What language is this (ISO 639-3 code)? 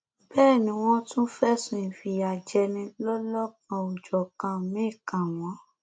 yor